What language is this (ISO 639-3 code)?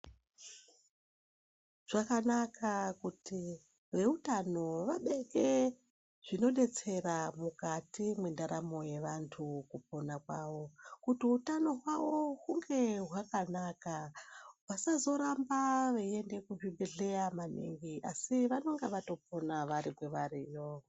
ndc